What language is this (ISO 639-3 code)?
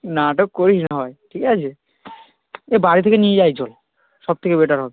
ben